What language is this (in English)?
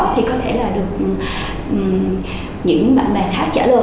Vietnamese